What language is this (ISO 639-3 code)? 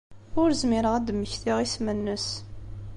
kab